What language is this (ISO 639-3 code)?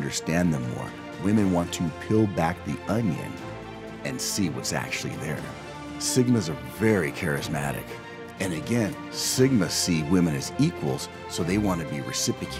eng